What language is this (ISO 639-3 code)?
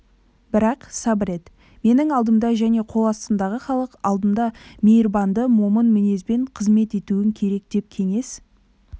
kaz